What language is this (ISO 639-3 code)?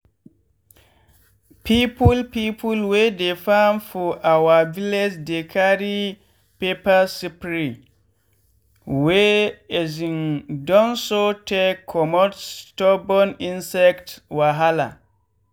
pcm